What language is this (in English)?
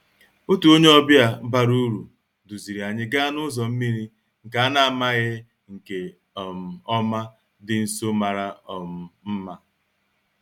Igbo